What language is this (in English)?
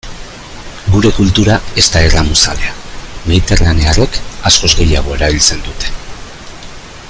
Basque